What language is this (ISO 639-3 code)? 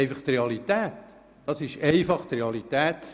gsw